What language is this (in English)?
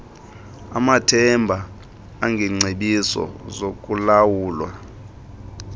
Xhosa